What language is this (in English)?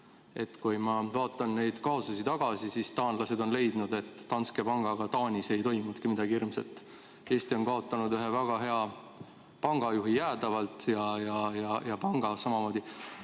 Estonian